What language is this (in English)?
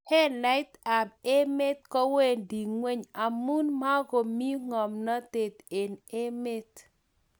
Kalenjin